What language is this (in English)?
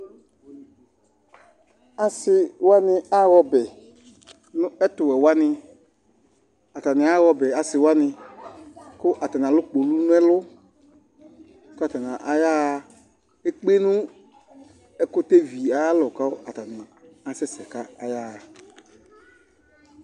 Ikposo